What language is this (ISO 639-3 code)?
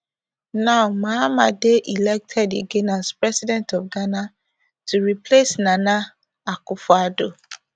pcm